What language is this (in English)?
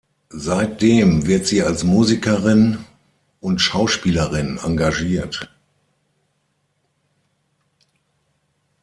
German